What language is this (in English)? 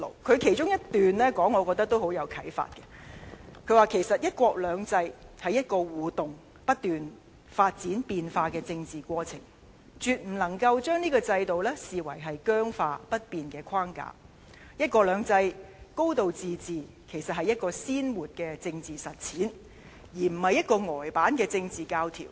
Cantonese